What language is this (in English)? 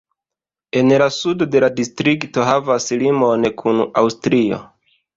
Esperanto